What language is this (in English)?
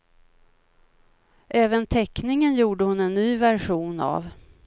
Swedish